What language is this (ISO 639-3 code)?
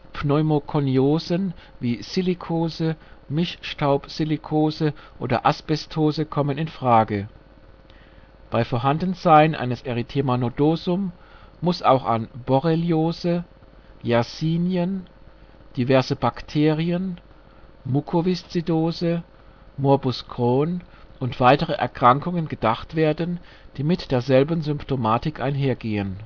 deu